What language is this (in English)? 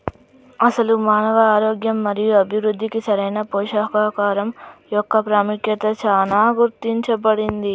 Telugu